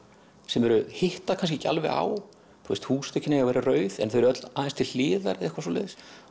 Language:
Icelandic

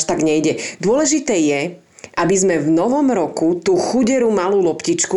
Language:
Slovak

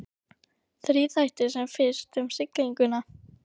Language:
Icelandic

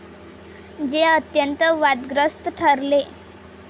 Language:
Marathi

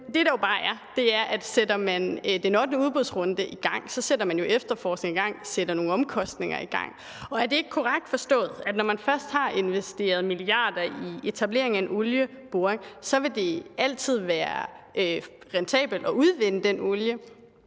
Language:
Danish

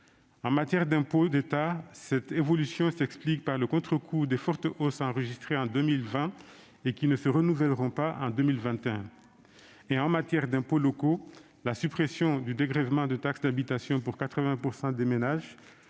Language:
French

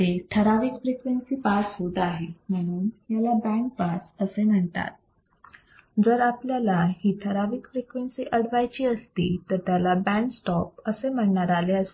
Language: Marathi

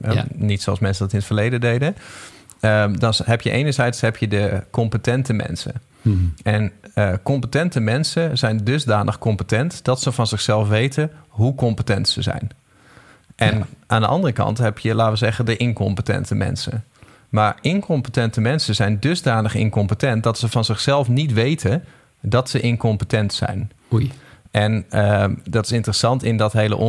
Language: Dutch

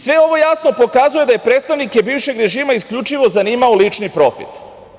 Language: Serbian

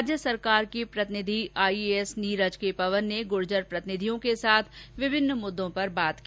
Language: Hindi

